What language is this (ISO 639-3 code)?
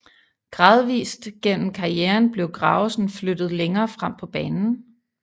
dan